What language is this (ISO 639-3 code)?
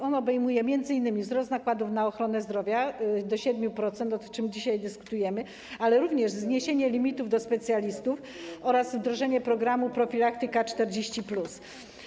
pol